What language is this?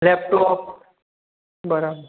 Gujarati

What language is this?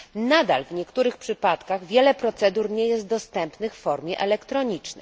Polish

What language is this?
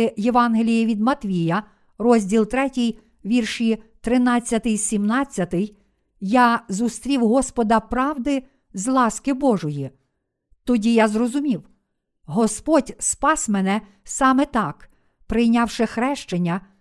Ukrainian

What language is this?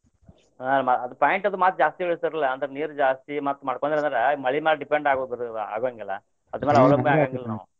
Kannada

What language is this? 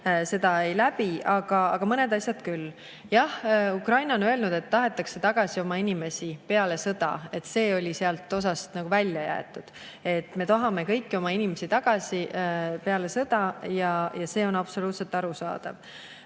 Estonian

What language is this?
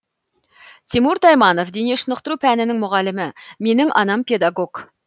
Kazakh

